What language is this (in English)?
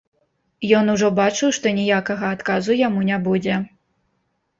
Belarusian